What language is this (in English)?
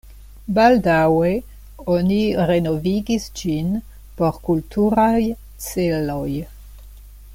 Esperanto